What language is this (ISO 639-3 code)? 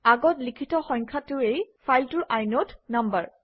asm